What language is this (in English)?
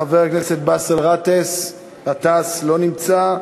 Hebrew